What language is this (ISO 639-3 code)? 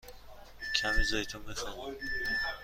fas